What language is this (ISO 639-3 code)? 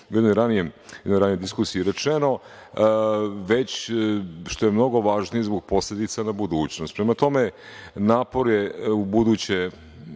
srp